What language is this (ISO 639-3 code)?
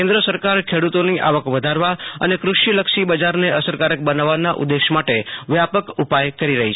guj